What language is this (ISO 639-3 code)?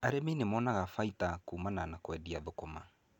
kik